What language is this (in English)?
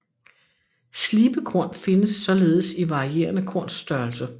Danish